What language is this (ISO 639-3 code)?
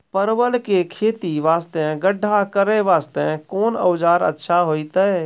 mai